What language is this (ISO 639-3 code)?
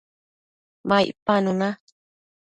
mcf